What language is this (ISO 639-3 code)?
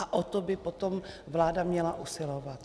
ces